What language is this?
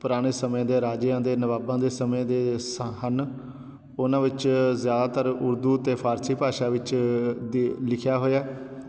Punjabi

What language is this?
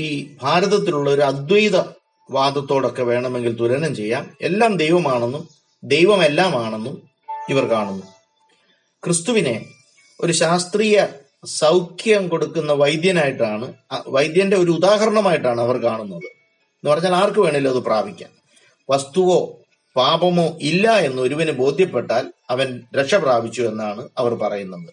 Malayalam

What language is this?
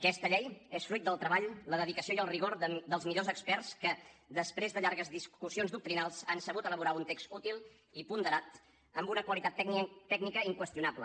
Catalan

